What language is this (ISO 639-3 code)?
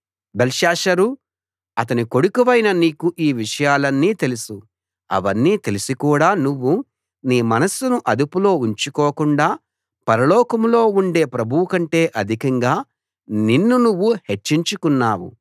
tel